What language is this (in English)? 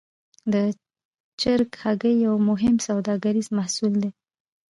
Pashto